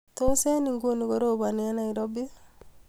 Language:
Kalenjin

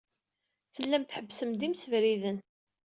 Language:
Kabyle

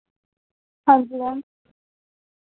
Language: Dogri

